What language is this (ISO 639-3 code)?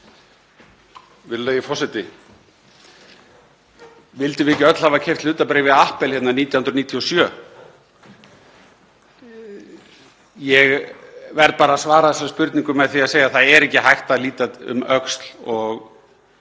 isl